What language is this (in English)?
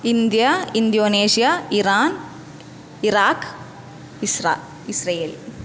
Sanskrit